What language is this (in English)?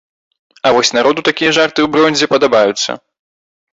Belarusian